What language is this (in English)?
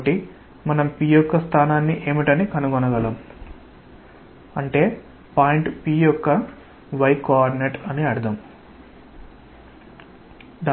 Telugu